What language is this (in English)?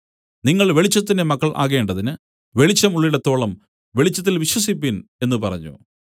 Malayalam